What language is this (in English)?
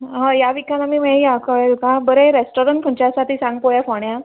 Konkani